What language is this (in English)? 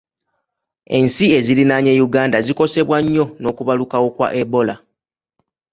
Ganda